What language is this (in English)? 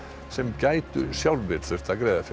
Icelandic